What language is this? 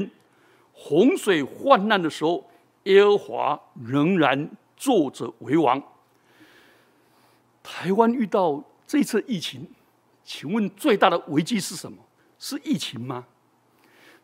Chinese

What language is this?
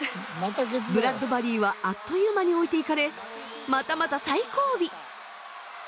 Japanese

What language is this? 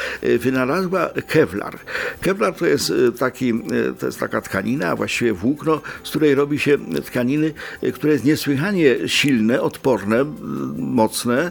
Polish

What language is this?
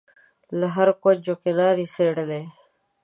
Pashto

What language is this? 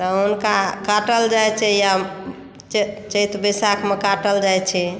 Maithili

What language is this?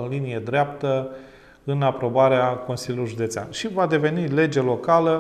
Romanian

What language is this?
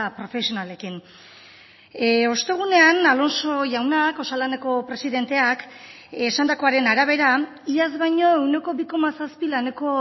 Basque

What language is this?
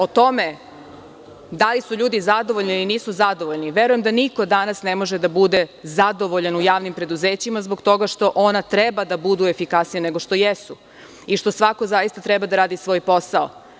Serbian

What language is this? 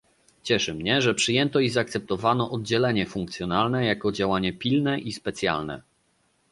Polish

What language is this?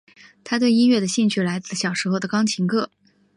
Chinese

